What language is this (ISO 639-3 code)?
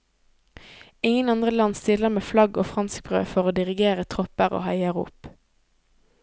nor